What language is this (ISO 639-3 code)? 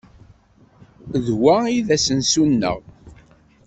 kab